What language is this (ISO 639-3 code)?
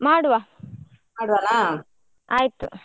kan